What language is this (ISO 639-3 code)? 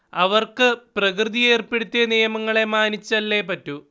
mal